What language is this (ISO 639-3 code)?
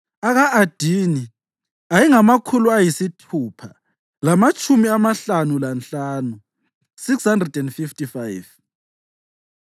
nde